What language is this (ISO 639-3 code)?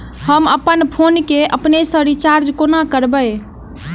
mai